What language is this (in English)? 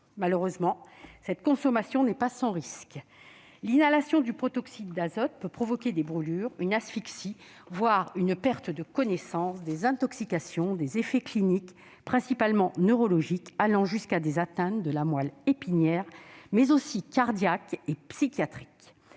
French